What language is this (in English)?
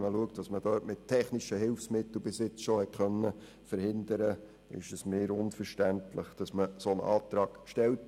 Swiss German